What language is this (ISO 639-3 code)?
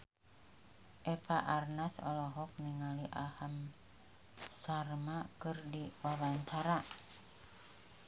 sun